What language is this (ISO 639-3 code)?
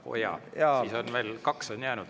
est